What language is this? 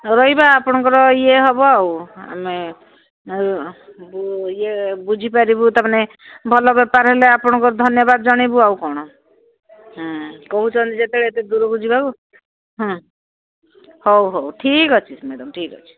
Odia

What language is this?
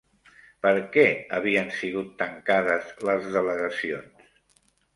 Catalan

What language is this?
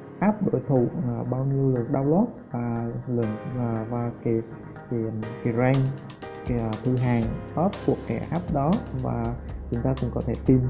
Vietnamese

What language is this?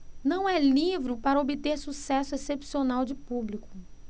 Portuguese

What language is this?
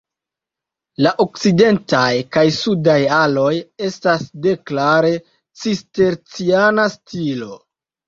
Esperanto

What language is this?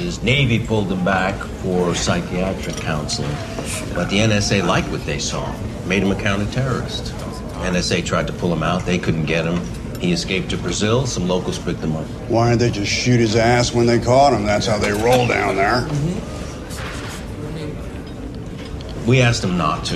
Danish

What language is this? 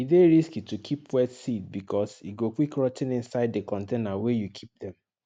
Nigerian Pidgin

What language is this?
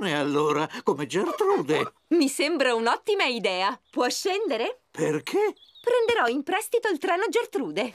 Italian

